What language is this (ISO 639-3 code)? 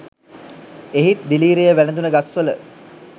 sin